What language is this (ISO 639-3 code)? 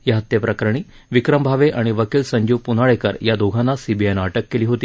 mar